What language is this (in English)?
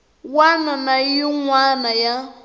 Tsonga